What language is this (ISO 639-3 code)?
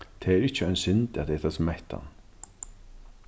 fao